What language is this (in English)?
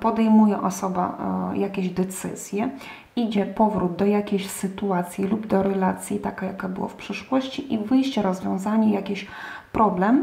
Polish